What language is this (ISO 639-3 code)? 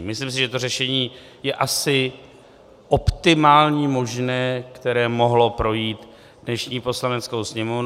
ces